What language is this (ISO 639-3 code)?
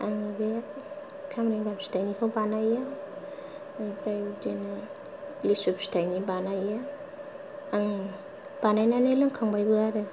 brx